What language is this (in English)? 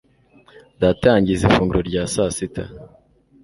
Kinyarwanda